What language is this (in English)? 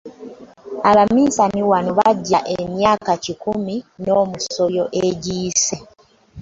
Ganda